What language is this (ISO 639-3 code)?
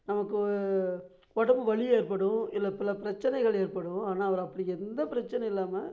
tam